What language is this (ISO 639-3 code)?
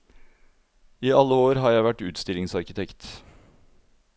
nor